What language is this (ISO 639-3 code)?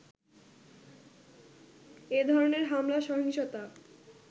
ben